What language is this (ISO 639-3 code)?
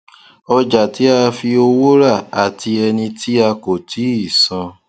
yor